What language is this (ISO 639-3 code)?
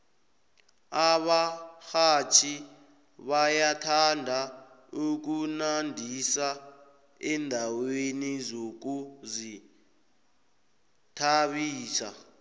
nbl